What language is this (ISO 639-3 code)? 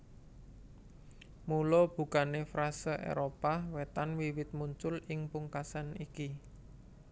jav